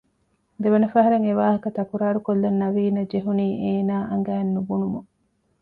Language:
Divehi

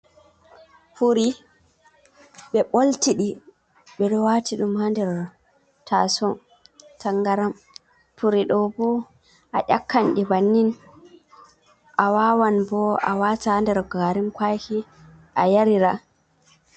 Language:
Fula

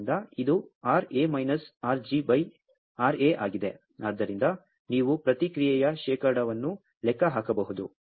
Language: Kannada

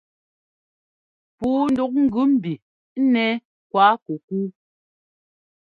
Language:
Ngomba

